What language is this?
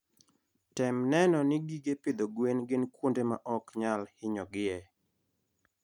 Luo (Kenya and Tanzania)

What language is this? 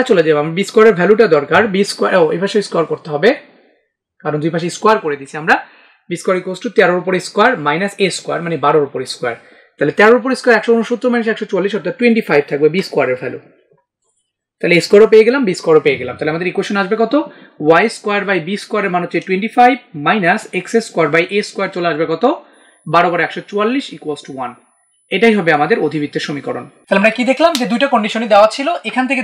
Italian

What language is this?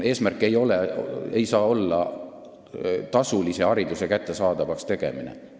Estonian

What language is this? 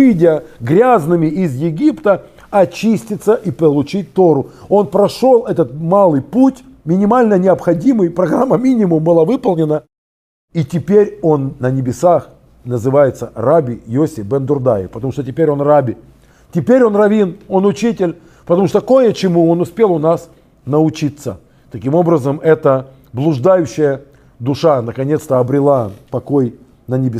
Russian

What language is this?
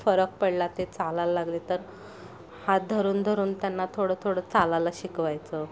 Marathi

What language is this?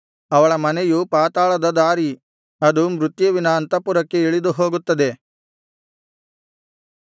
Kannada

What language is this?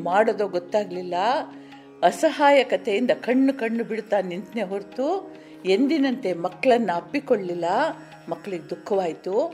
Kannada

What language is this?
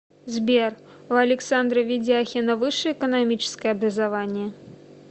Russian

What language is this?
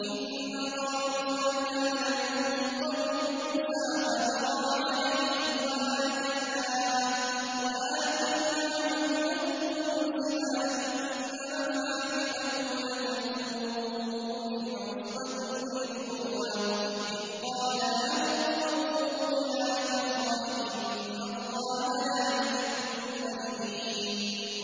Arabic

